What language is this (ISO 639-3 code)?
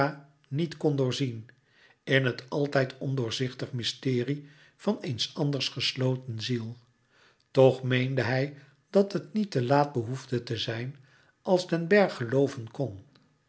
nld